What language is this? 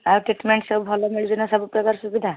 Odia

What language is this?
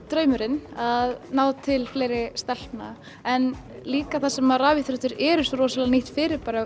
Icelandic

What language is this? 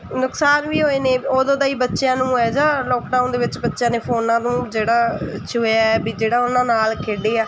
Punjabi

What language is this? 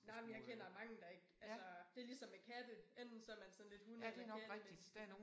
Danish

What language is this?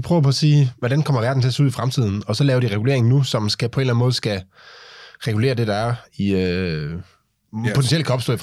Danish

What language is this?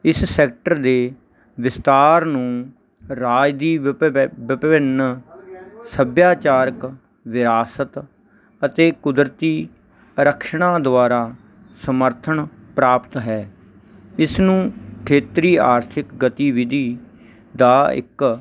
Punjabi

